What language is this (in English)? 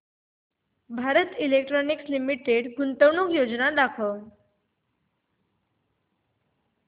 Marathi